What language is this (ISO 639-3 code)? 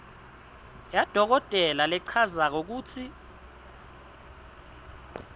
ssw